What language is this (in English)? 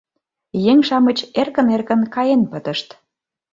Mari